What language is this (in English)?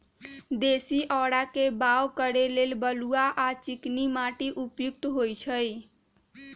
Magahi